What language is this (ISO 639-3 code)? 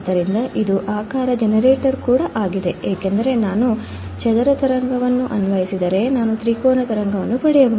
kan